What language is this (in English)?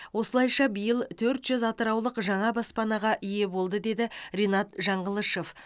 Kazakh